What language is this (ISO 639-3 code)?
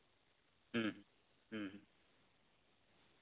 sat